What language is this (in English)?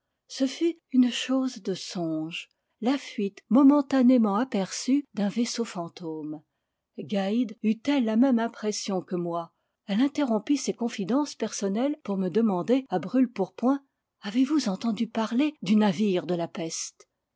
French